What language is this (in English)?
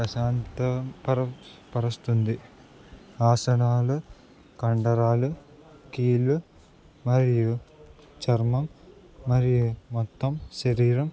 Telugu